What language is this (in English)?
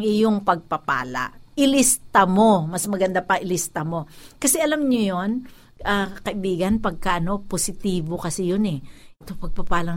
Filipino